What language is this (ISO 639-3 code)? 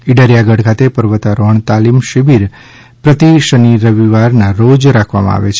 guj